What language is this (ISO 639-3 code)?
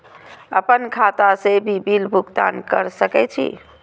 mai